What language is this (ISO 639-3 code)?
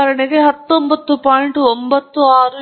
kan